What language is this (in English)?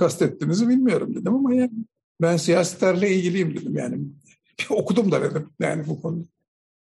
Turkish